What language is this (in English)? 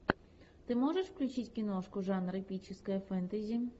Russian